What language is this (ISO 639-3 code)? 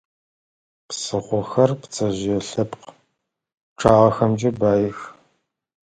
ady